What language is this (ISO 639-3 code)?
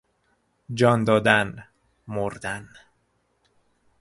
fas